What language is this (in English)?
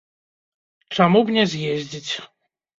Belarusian